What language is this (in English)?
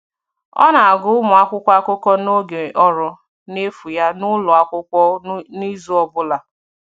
Igbo